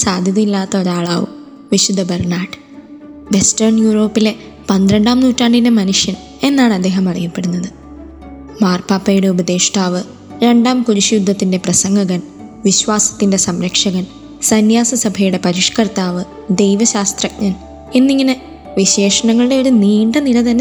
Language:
Malayalam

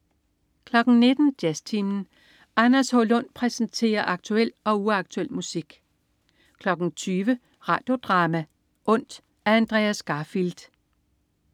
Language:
Danish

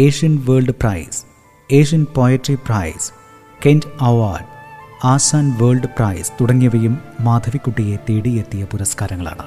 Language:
Malayalam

